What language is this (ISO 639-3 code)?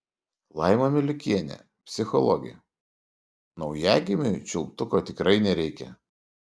lit